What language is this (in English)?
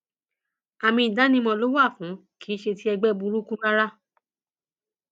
Yoruba